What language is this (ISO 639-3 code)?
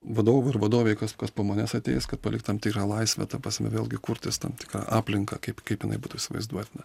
lit